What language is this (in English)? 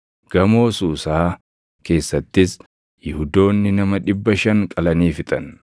Oromo